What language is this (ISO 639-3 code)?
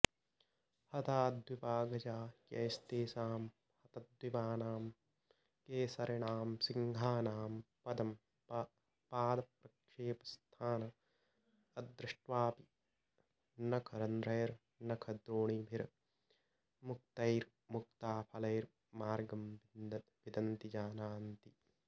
san